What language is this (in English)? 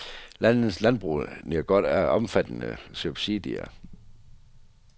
Danish